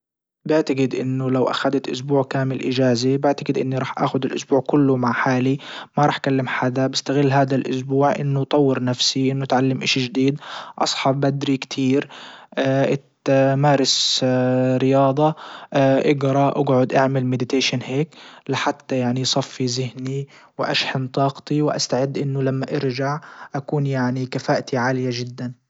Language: Libyan Arabic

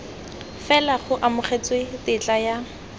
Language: Tswana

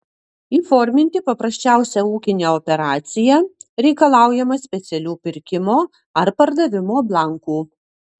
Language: Lithuanian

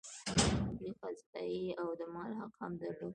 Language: Pashto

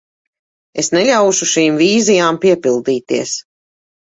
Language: Latvian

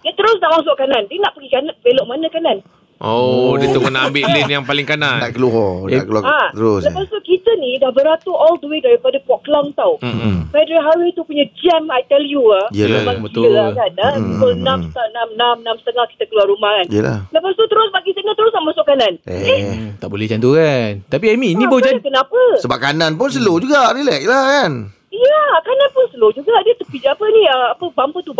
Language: Malay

